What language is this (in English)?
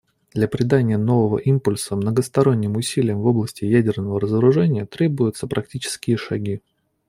Russian